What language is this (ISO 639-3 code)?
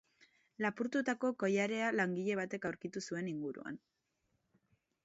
eus